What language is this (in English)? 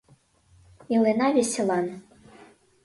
Mari